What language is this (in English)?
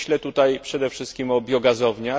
Polish